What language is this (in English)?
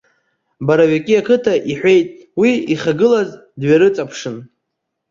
Abkhazian